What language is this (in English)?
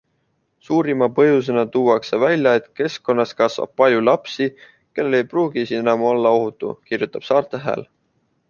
Estonian